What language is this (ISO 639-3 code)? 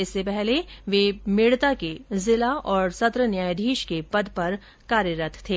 hin